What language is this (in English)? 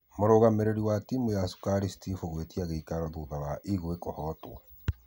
Kikuyu